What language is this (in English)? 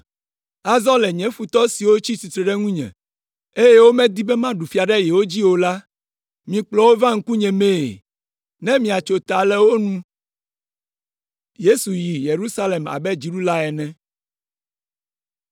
Ewe